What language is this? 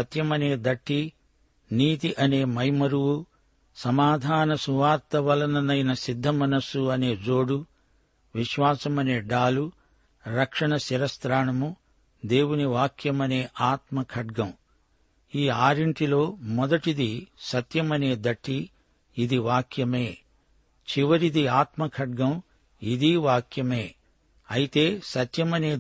Telugu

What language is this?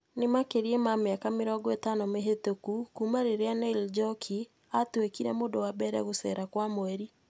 Kikuyu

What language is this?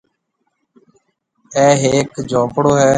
Marwari (Pakistan)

